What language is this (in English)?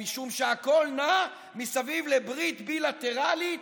Hebrew